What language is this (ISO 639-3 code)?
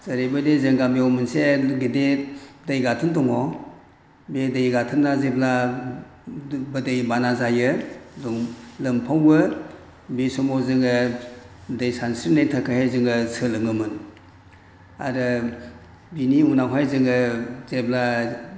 brx